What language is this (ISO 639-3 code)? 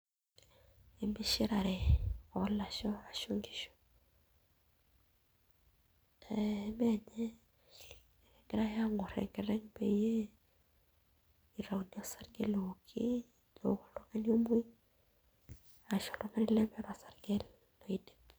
mas